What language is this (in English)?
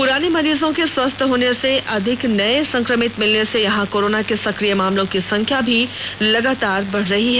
Hindi